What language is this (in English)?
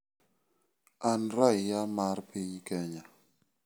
Luo (Kenya and Tanzania)